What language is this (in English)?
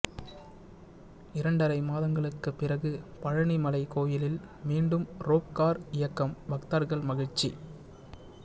Tamil